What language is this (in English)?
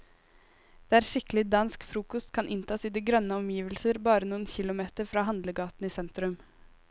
Norwegian